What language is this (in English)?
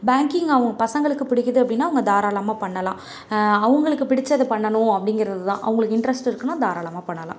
Tamil